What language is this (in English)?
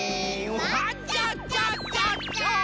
Japanese